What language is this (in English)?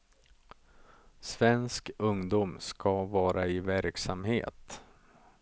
Swedish